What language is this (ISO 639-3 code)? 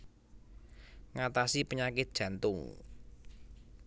jav